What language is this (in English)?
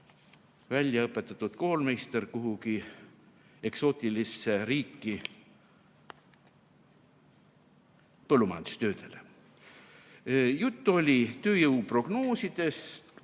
Estonian